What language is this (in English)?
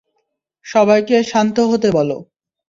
Bangla